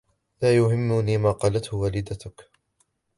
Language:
Arabic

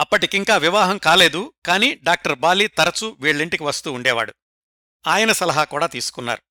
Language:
Telugu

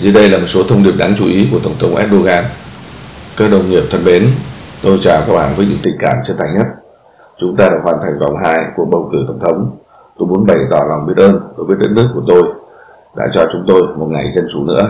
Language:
Vietnamese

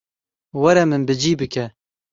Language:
Kurdish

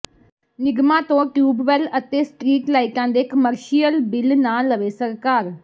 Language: Punjabi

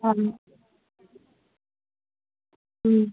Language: Malayalam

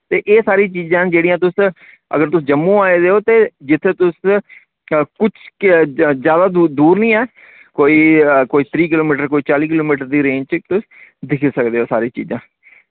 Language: Dogri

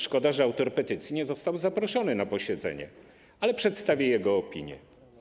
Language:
Polish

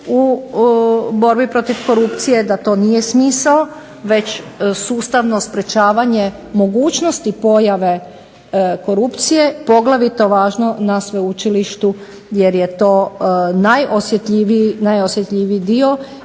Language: Croatian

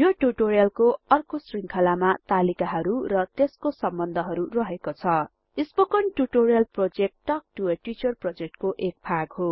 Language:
Nepali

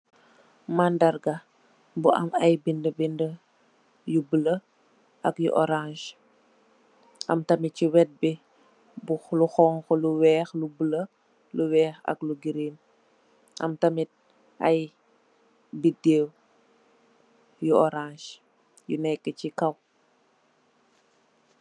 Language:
Wolof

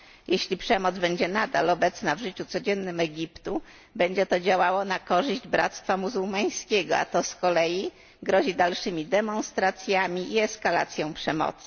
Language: Polish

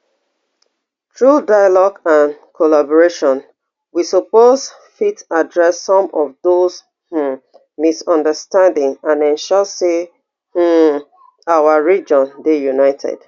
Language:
Nigerian Pidgin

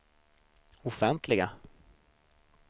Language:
Swedish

